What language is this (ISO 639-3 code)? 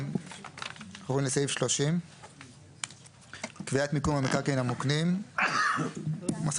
heb